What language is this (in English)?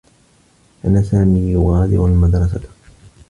Arabic